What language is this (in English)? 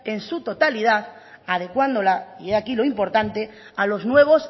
Spanish